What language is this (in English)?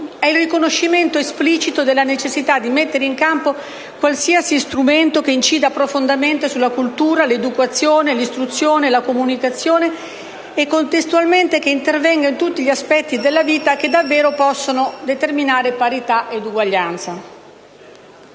Italian